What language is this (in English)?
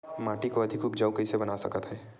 Chhattisgarhi